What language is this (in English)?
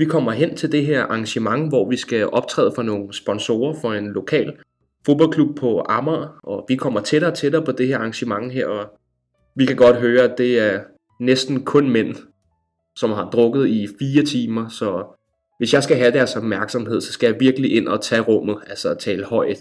Danish